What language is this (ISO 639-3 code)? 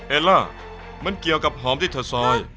tha